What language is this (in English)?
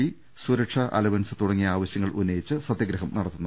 Malayalam